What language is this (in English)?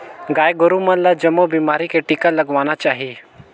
Chhattisgarhi